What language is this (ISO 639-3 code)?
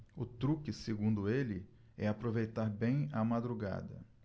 por